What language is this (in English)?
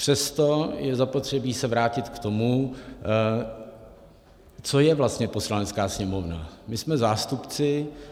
Czech